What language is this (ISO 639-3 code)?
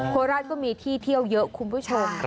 tha